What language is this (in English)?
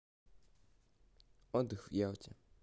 Russian